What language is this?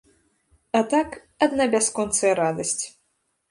Belarusian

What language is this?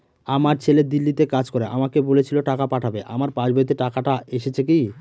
Bangla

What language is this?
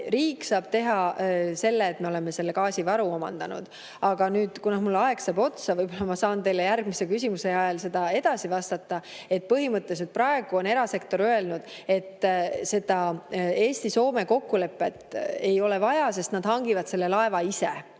Estonian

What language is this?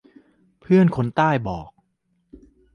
Thai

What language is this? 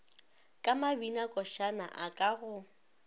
Northern Sotho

